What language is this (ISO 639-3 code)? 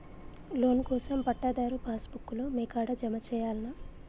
tel